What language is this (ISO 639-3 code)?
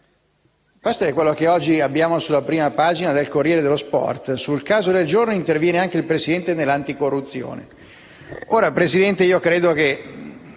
ita